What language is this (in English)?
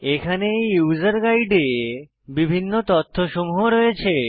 Bangla